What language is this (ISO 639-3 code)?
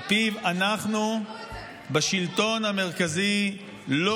heb